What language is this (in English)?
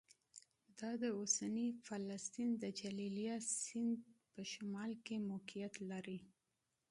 Pashto